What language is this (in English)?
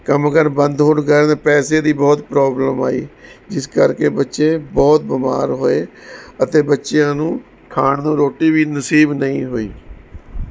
Punjabi